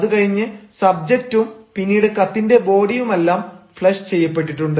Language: Malayalam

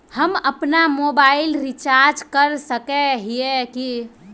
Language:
Magahi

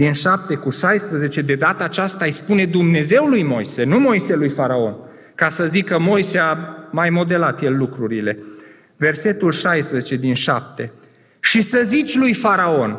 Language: Romanian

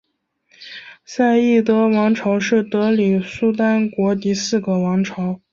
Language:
Chinese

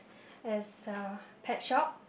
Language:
English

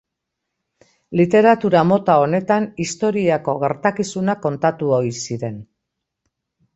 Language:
Basque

